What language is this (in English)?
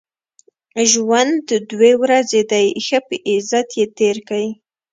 Pashto